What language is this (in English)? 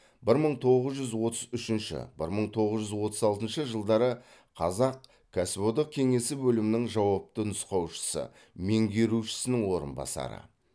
Kazakh